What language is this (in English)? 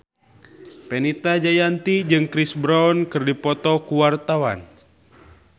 Sundanese